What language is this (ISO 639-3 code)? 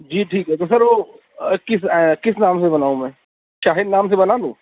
urd